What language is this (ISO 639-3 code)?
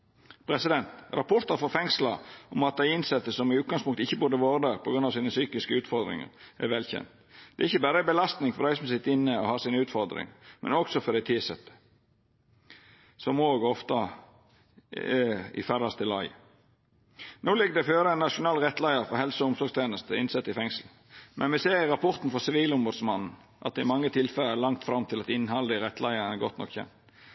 nno